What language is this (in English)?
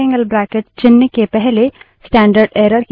Hindi